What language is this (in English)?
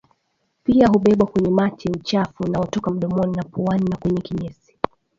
Swahili